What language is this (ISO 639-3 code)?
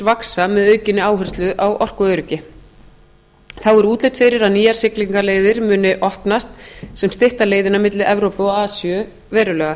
isl